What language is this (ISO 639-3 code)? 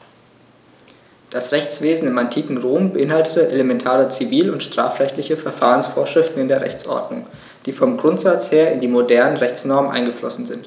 deu